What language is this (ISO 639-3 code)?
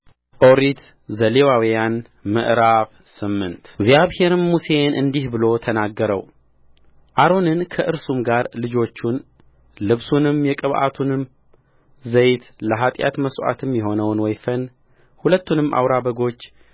amh